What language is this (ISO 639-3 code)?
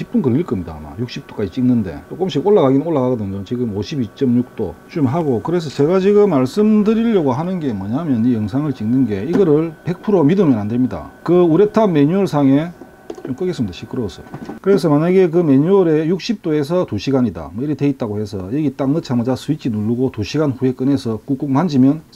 kor